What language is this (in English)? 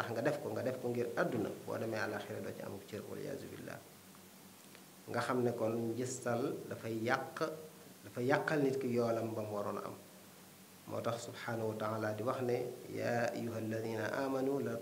Indonesian